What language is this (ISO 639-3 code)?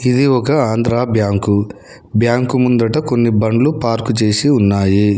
tel